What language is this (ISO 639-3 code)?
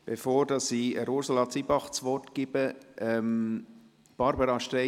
gsw